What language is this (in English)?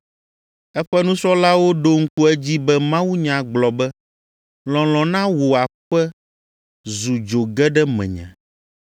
Ewe